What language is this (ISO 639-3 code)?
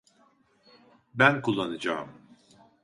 tur